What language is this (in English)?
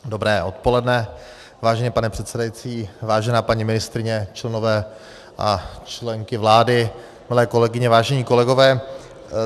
Czech